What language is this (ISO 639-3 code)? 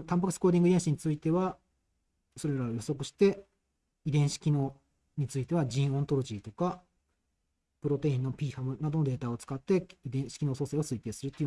jpn